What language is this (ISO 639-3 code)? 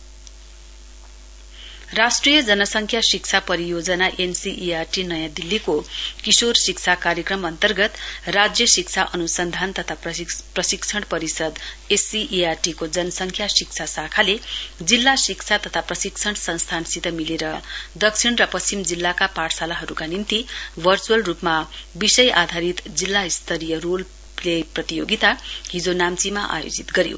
nep